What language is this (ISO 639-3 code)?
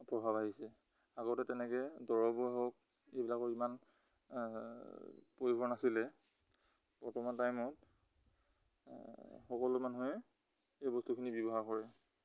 asm